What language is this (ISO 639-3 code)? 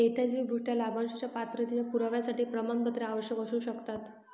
mar